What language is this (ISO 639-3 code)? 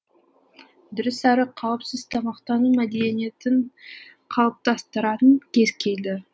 kaz